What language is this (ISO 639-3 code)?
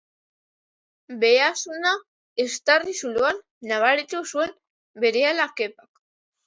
eus